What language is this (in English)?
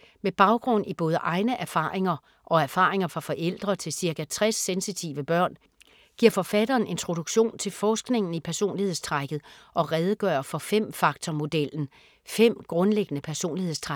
Danish